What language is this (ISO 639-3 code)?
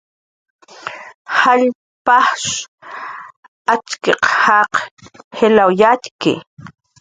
jqr